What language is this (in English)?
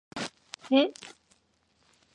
Korean